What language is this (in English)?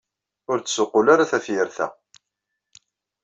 Kabyle